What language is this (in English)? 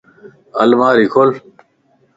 Lasi